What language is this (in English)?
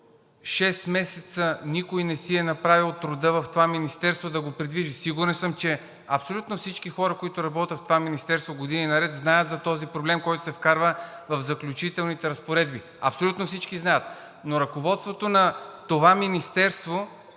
Bulgarian